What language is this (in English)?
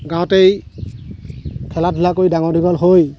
Assamese